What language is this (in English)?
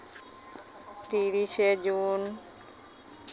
Santali